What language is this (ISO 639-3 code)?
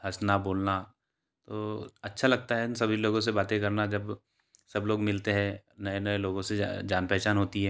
hin